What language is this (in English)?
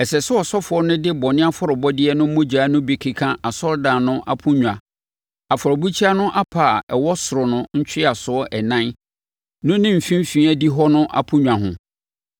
Akan